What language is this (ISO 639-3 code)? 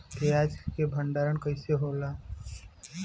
bho